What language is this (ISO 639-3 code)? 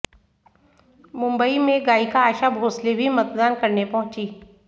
hin